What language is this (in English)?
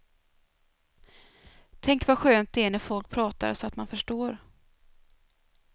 Swedish